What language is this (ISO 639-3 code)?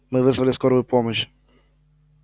rus